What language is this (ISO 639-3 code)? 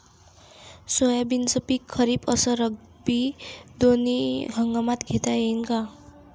mar